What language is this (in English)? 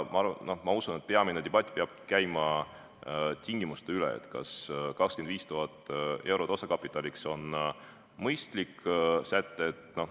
Estonian